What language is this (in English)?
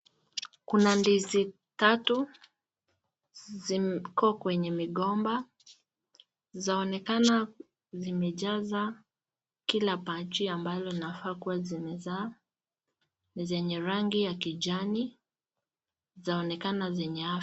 Swahili